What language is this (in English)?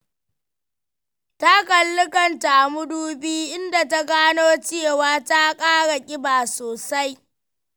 Hausa